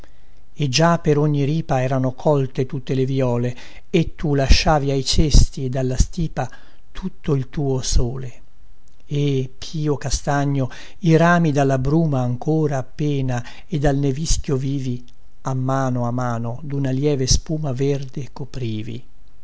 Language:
Italian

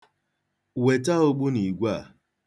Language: Igbo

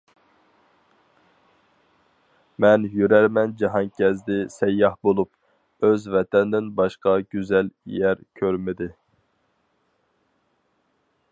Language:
Uyghur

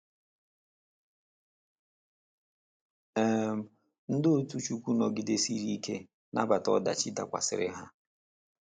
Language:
Igbo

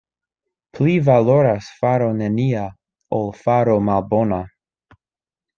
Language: Esperanto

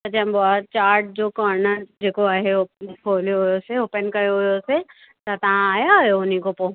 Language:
Sindhi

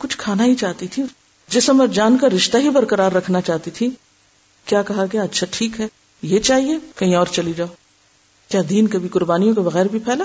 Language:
Urdu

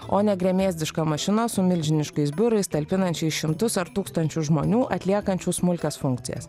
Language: Lithuanian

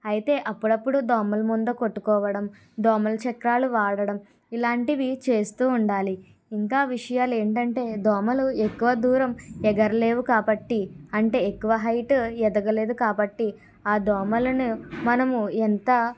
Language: Telugu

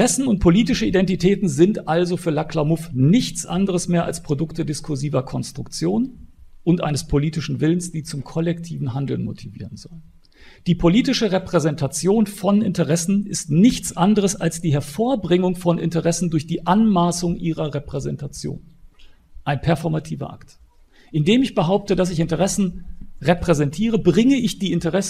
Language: German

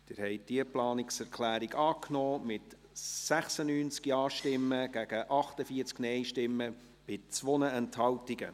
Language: Swiss German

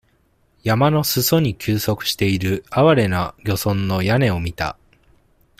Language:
Japanese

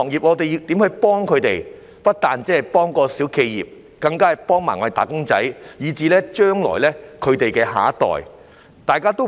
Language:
Cantonese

